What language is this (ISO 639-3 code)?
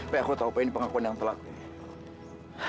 ind